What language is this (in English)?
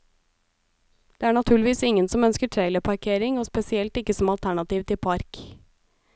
Norwegian